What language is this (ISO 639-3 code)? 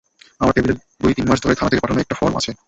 ben